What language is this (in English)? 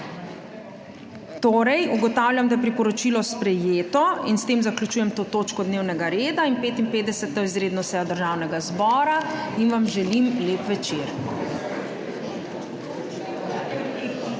Slovenian